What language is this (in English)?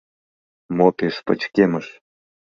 Mari